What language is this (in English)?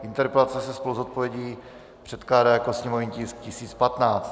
Czech